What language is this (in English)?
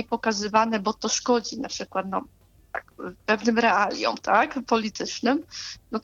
Polish